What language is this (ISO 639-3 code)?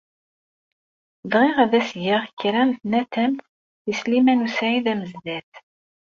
kab